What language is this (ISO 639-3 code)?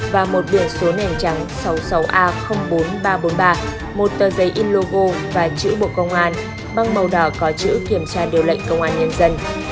vie